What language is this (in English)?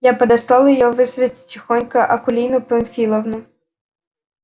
Russian